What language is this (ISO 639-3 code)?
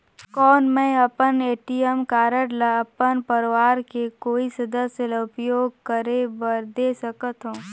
hne